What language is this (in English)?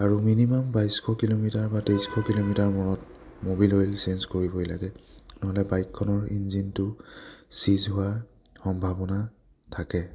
Assamese